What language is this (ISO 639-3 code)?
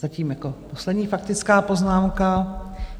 ces